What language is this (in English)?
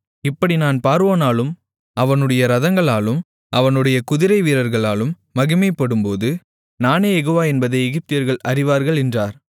Tamil